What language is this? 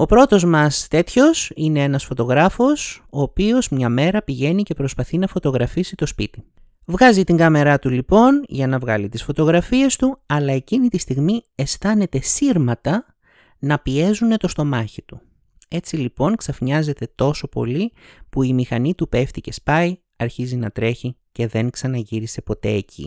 Greek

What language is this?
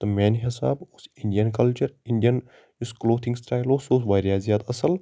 Kashmiri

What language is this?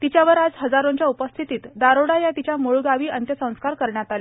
Marathi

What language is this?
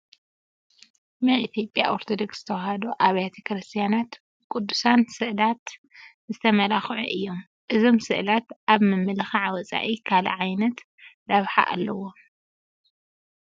Tigrinya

